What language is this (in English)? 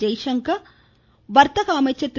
Tamil